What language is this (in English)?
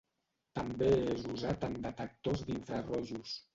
Catalan